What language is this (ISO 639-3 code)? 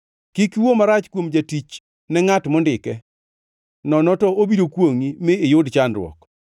luo